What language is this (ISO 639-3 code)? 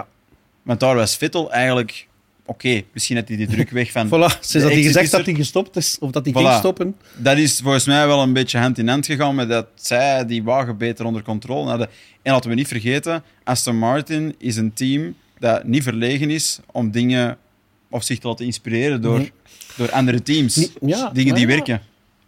nld